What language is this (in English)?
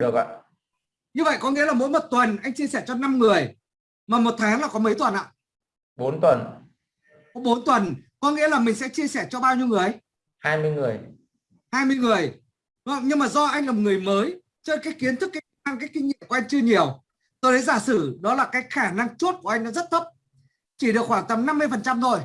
Vietnamese